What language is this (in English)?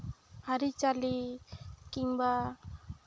Santali